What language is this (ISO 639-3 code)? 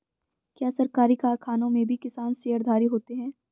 hin